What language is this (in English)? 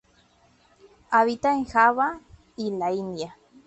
Spanish